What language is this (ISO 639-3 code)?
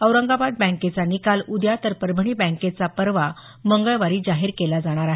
mar